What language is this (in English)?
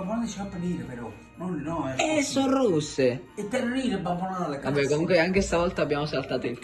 Italian